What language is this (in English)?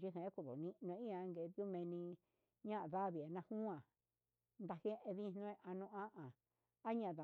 Huitepec Mixtec